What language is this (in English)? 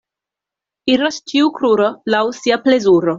Esperanto